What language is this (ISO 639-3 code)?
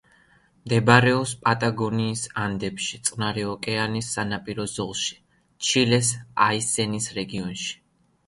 kat